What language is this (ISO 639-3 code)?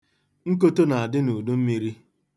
ibo